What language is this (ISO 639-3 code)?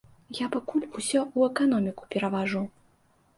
bel